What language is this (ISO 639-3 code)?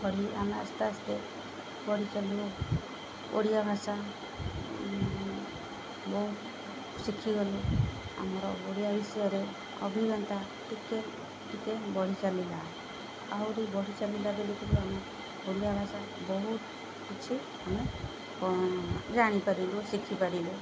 ori